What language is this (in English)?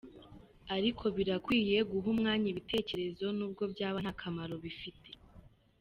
Kinyarwanda